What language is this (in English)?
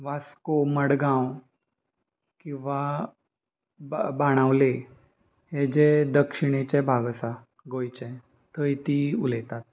Konkani